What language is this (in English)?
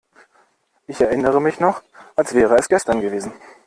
German